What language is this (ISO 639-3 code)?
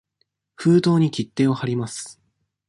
jpn